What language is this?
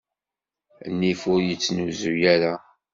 Kabyle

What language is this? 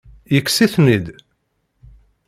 Kabyle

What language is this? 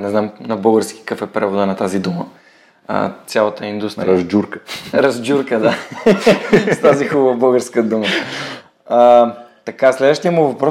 Bulgarian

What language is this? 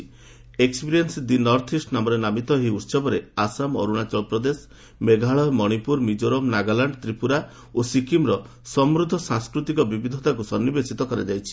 Odia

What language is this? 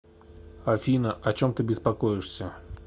Russian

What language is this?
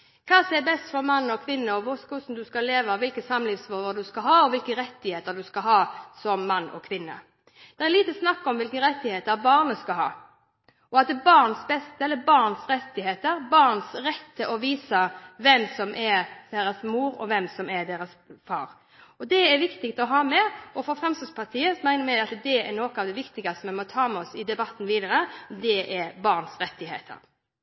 Norwegian Bokmål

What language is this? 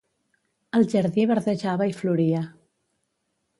Catalan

